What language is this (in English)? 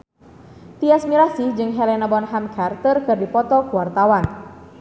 Sundanese